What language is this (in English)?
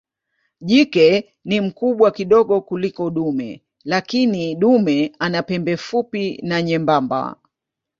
Swahili